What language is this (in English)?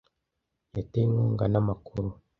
Kinyarwanda